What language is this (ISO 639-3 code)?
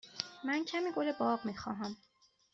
fas